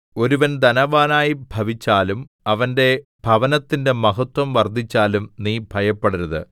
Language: Malayalam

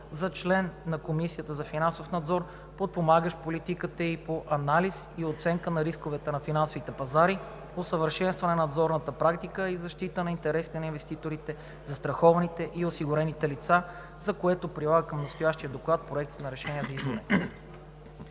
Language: Bulgarian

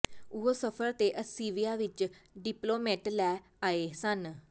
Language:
Punjabi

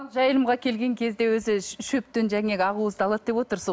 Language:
Kazakh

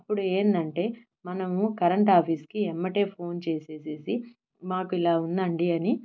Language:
Telugu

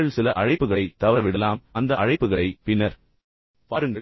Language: Tamil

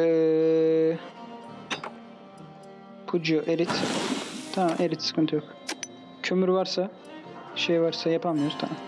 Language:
Turkish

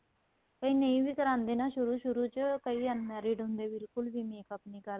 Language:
Punjabi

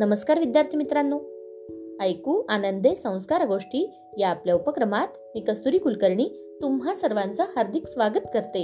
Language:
Marathi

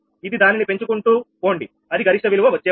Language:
Telugu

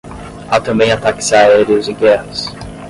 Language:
Portuguese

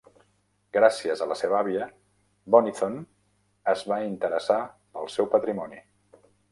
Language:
Catalan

